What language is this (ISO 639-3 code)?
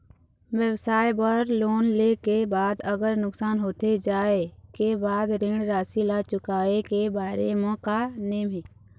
hne